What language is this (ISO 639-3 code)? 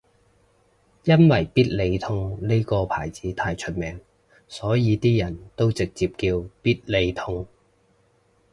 yue